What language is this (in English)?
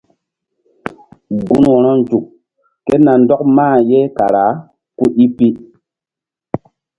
Mbum